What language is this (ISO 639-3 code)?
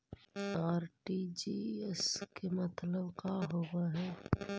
mag